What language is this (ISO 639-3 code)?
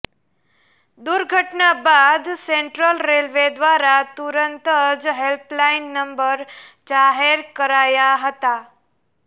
guj